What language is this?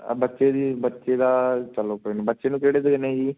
Punjabi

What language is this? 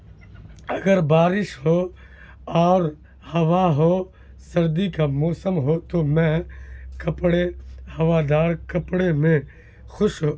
Urdu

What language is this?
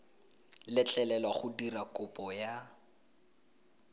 Tswana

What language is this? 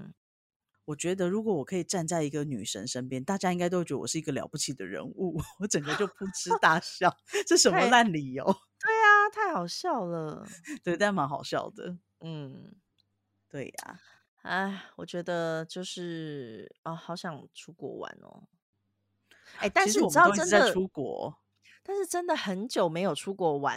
Chinese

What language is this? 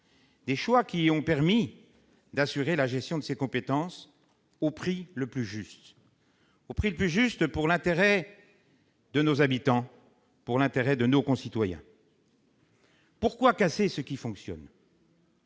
French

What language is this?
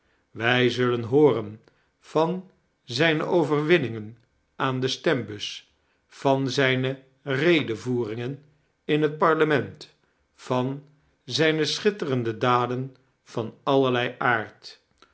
Dutch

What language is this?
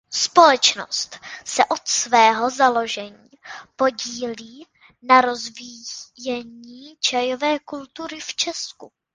Czech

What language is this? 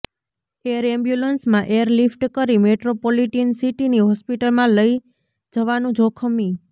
Gujarati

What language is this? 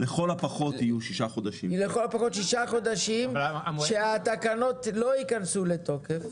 Hebrew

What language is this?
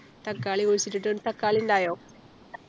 Malayalam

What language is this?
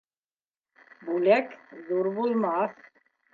Bashkir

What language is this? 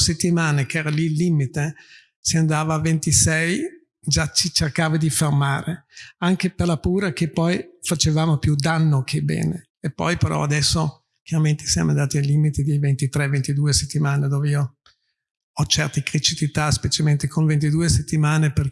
Italian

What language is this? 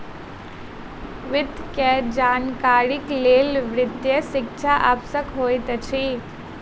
Maithili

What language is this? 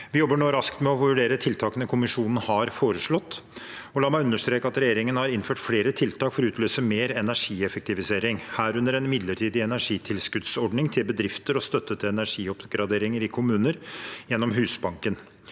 Norwegian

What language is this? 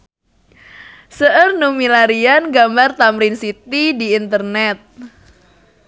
Sundanese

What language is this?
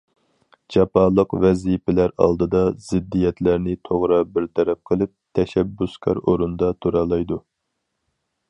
Uyghur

